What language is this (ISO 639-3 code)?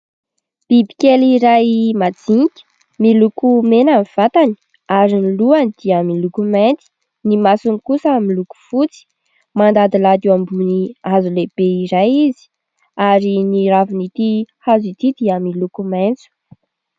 mlg